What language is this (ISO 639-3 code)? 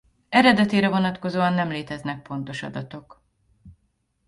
hun